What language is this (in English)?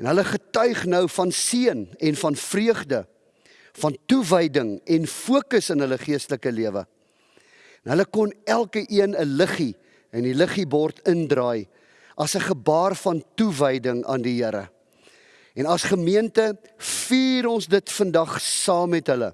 Dutch